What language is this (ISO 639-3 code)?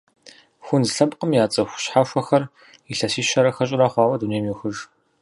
kbd